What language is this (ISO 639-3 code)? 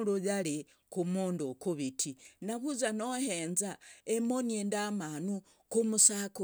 rag